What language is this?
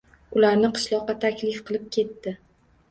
Uzbek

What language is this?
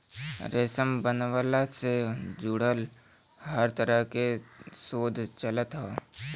Bhojpuri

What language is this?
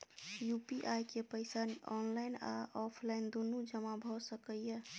Maithili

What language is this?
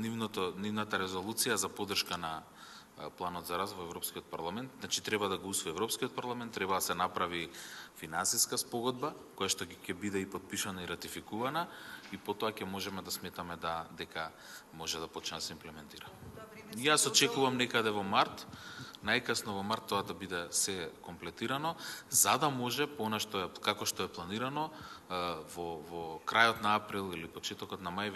Macedonian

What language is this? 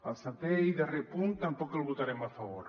Catalan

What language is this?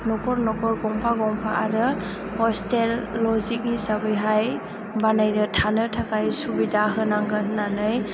Bodo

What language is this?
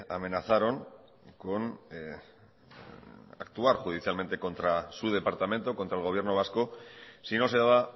Spanish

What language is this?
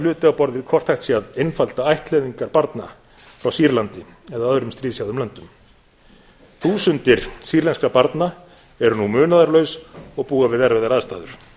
Icelandic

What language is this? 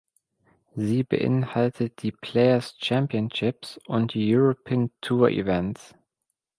German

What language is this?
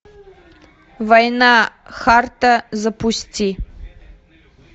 Russian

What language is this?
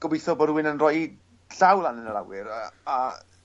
Welsh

